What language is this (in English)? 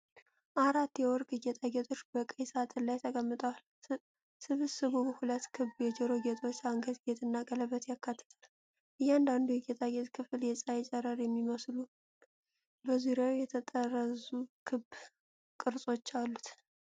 Amharic